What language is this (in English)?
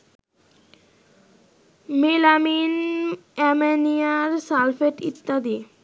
Bangla